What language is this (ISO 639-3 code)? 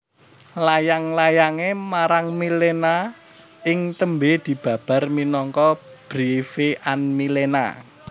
jav